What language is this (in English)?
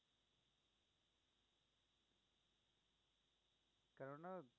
Bangla